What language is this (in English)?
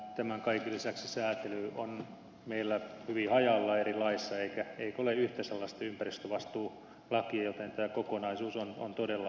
Finnish